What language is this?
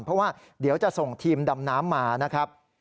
Thai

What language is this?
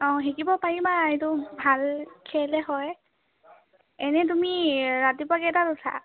Assamese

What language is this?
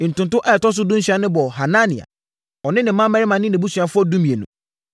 Akan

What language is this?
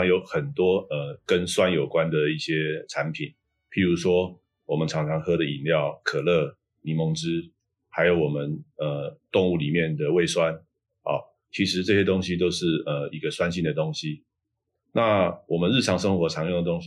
Chinese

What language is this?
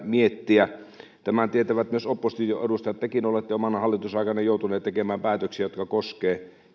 Finnish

